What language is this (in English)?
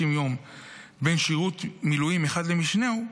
Hebrew